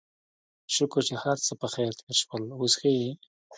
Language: Pashto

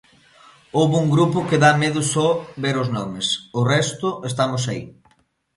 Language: Galician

